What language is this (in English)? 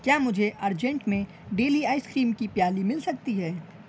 Urdu